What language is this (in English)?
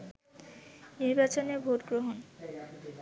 Bangla